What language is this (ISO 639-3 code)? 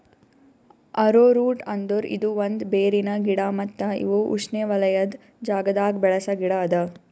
kan